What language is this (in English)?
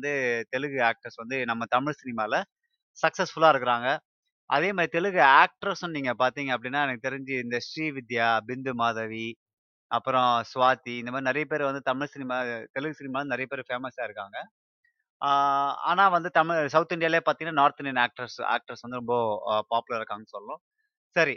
Tamil